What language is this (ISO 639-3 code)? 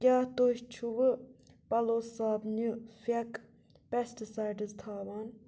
kas